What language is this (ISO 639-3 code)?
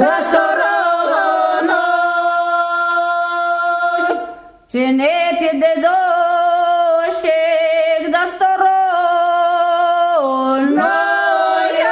ukr